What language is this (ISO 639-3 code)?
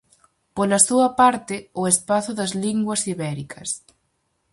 glg